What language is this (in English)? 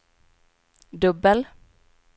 Swedish